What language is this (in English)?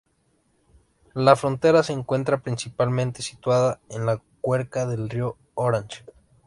Spanish